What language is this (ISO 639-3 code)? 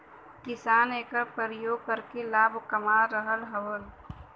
bho